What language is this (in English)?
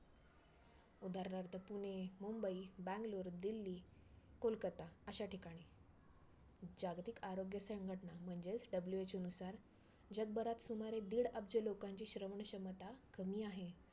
Marathi